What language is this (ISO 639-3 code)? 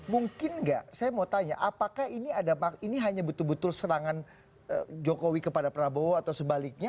ind